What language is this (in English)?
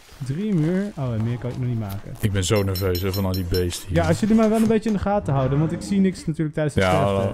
Dutch